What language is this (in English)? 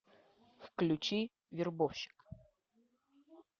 Russian